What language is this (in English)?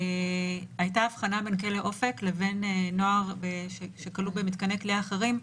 Hebrew